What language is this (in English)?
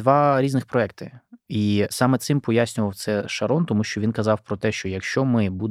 Ukrainian